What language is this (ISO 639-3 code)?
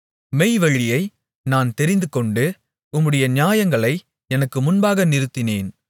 tam